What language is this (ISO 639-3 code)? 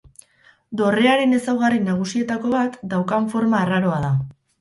eus